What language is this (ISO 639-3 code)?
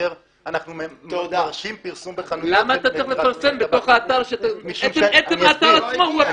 heb